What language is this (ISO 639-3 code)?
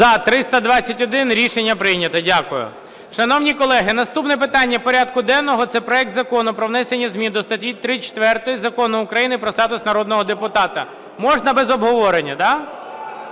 ukr